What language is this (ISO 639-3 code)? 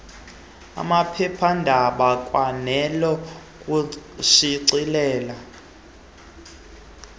xho